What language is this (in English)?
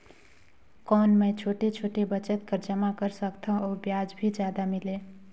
Chhattisgarhi